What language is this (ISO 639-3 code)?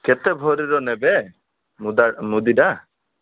ori